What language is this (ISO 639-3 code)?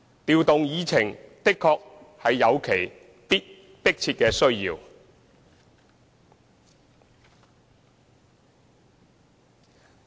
yue